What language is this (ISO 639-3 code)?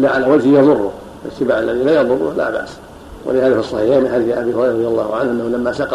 ara